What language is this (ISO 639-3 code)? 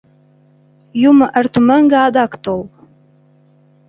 chm